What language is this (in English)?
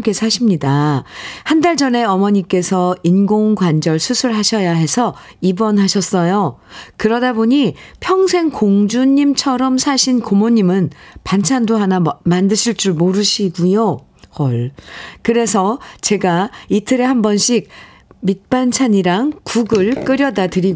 Korean